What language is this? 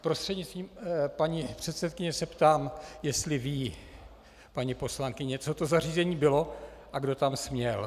Czech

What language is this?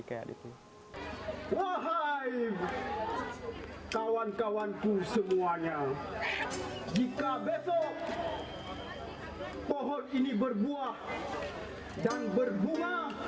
Indonesian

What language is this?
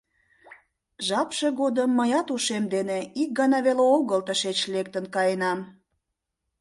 Mari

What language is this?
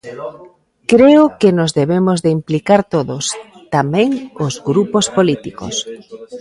Galician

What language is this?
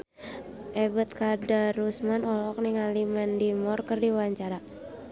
Sundanese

